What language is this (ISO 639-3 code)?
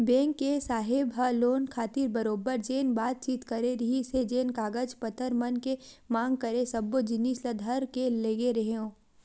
hne